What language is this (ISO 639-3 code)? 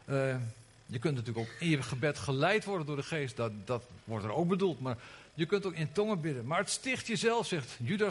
nld